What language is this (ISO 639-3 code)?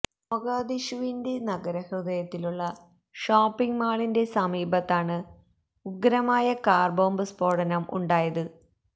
mal